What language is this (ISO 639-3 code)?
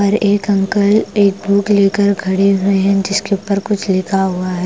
hin